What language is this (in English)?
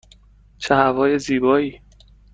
Persian